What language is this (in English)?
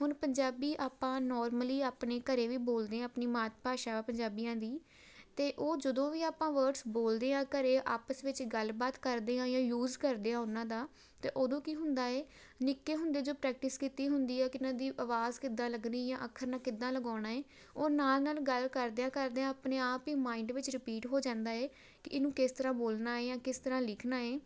Punjabi